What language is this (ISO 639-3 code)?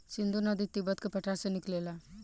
bho